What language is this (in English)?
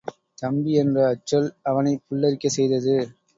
Tamil